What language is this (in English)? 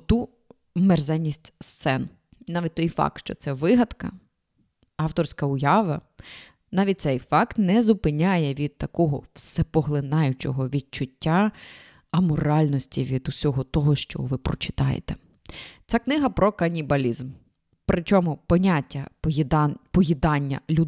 Ukrainian